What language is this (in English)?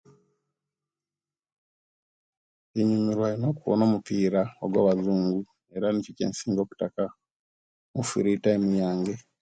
Kenyi